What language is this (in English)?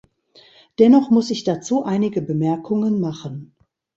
German